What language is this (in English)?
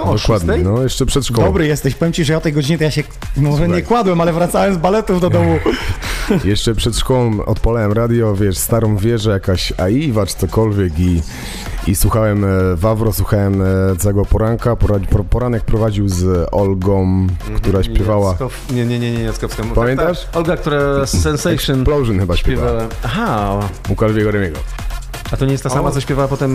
Polish